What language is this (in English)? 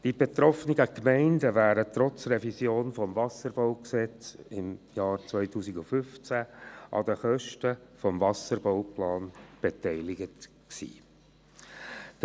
Swiss German